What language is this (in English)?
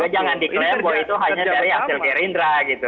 Indonesian